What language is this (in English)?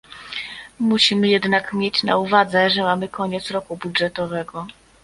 Polish